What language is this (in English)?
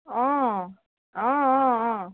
Assamese